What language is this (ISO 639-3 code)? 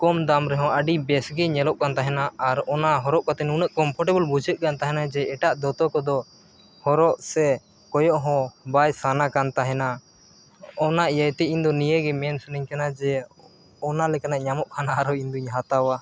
sat